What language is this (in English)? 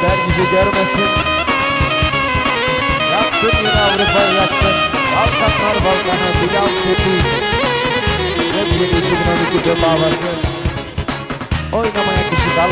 Arabic